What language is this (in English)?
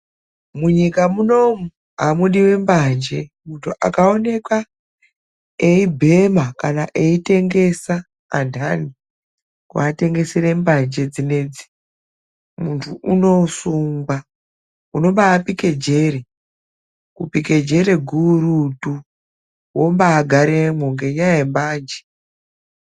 Ndau